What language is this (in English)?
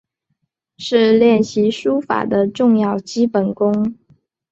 Chinese